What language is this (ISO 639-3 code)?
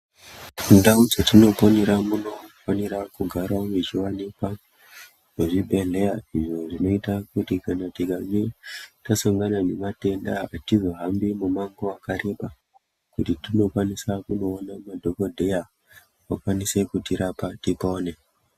ndc